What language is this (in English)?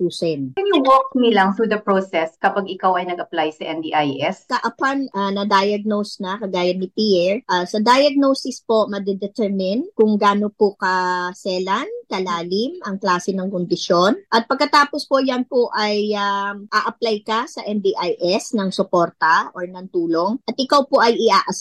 Filipino